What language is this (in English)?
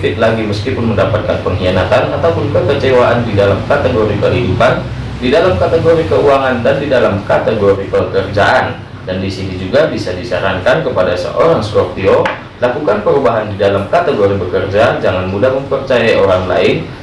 Indonesian